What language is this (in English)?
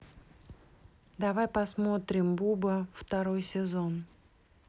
Russian